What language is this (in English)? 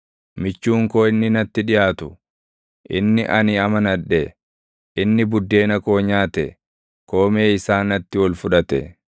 Oromo